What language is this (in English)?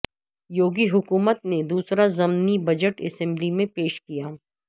Urdu